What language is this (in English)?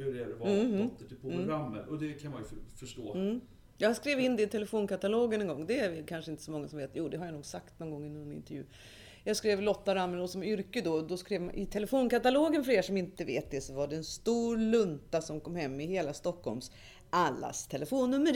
Swedish